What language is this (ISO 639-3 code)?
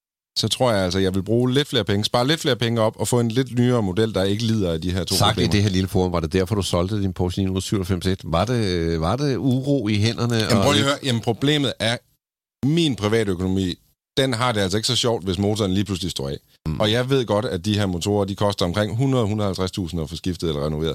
dan